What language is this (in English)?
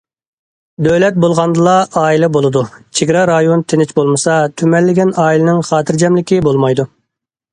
Uyghur